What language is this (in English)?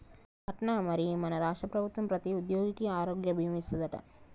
Telugu